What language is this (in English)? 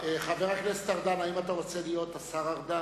Hebrew